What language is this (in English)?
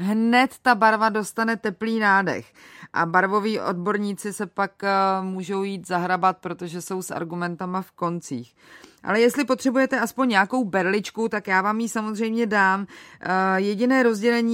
Czech